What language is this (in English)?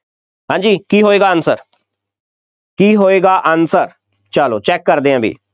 Punjabi